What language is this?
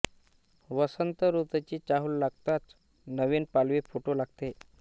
Marathi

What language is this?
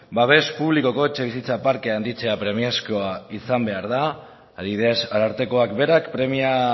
Basque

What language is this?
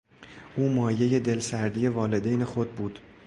Persian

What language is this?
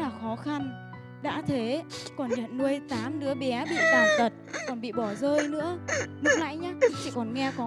Vietnamese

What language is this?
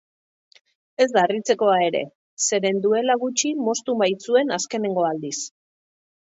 Basque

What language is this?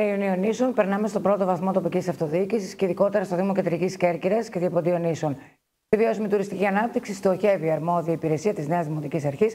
Greek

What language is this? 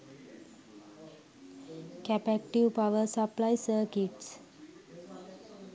Sinhala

